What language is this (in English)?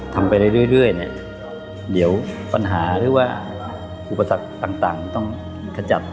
Thai